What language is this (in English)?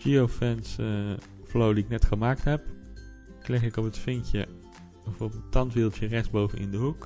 Dutch